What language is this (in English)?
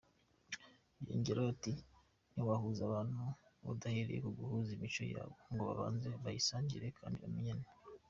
Kinyarwanda